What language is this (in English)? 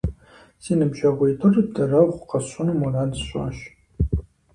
Kabardian